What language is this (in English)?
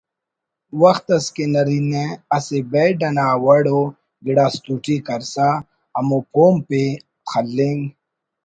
Brahui